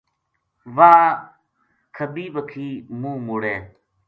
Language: Gujari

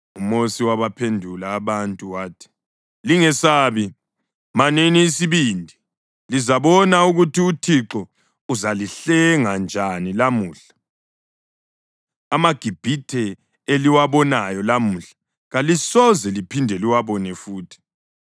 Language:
North Ndebele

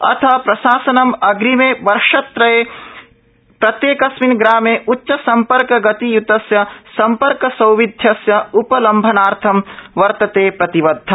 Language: Sanskrit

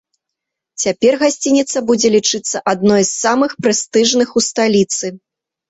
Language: Belarusian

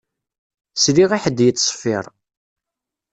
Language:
Kabyle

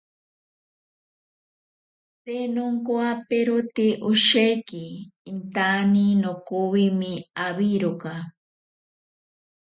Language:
Ashéninka Perené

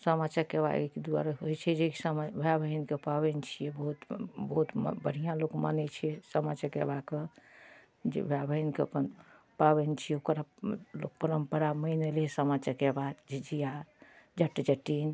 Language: Maithili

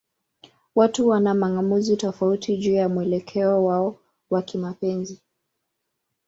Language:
Swahili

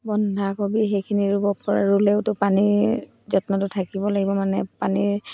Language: Assamese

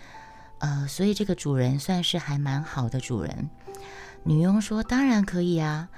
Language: Chinese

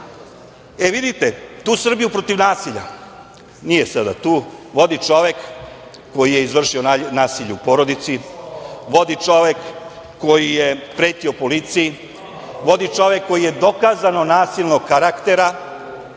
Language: Serbian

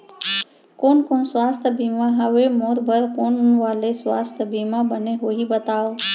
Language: Chhattisgarhi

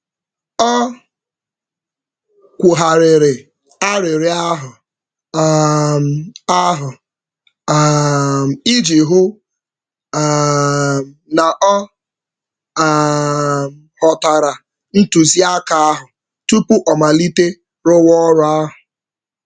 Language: Igbo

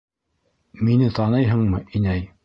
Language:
Bashkir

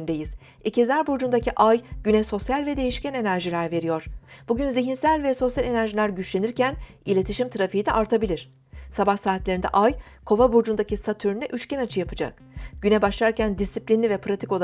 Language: Turkish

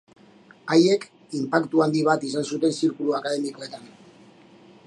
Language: Basque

